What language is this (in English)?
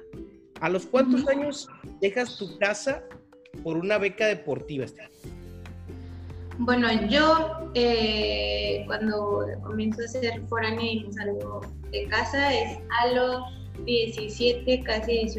Spanish